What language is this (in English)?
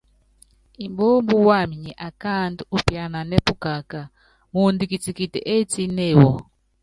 Yangben